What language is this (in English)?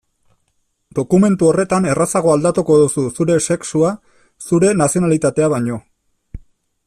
Basque